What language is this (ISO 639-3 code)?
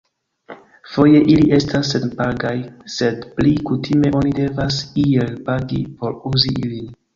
epo